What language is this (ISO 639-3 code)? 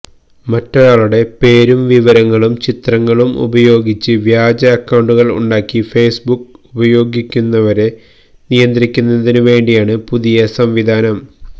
mal